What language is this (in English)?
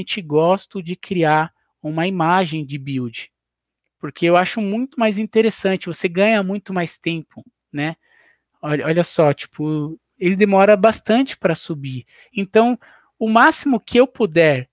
Portuguese